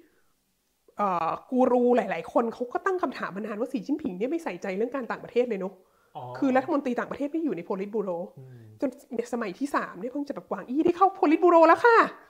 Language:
Thai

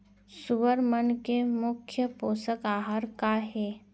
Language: Chhattisgarhi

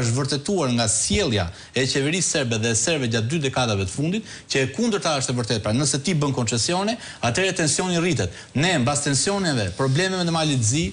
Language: Romanian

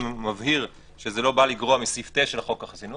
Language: Hebrew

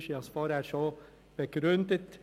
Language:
Swiss German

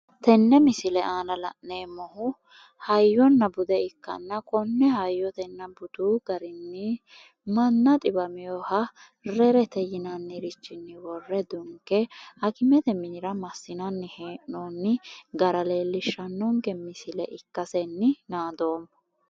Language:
Sidamo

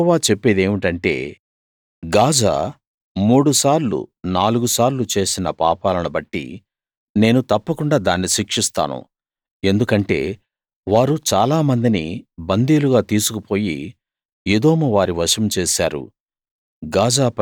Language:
Telugu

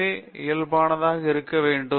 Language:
Tamil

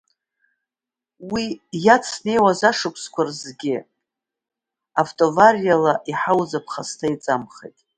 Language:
Abkhazian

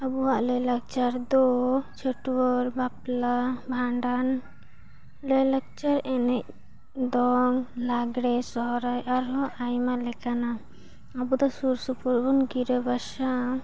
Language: Santali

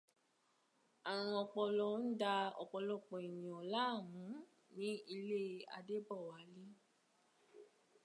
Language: Yoruba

